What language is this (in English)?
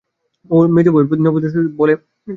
Bangla